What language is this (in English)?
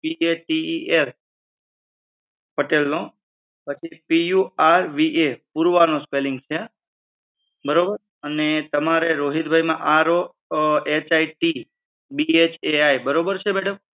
Gujarati